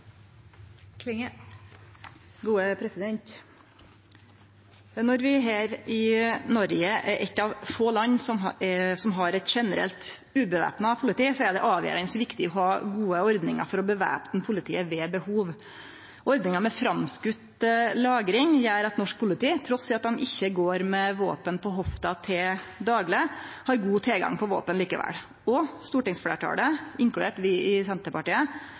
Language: Norwegian Nynorsk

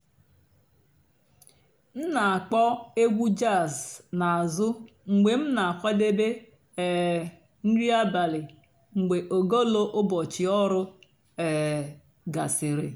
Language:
Igbo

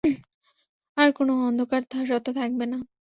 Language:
Bangla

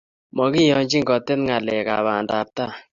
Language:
Kalenjin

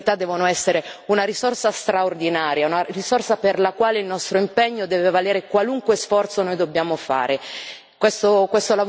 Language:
Italian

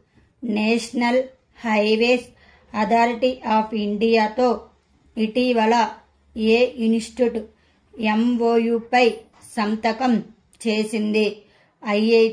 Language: Telugu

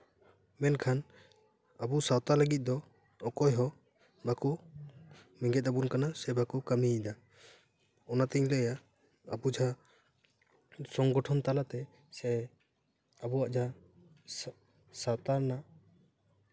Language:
Santali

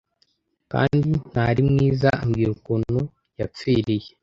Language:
Kinyarwanda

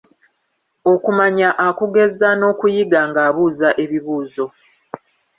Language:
Ganda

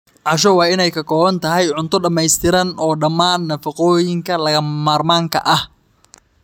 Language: Somali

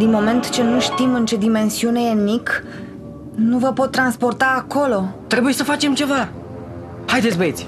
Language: Romanian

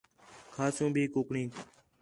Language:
Khetrani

